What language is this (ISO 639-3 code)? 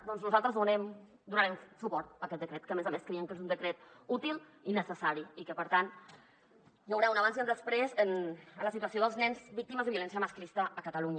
cat